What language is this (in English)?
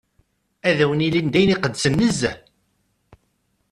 Kabyle